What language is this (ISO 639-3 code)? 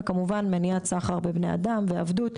heb